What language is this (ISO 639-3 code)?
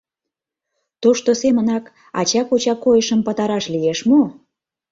chm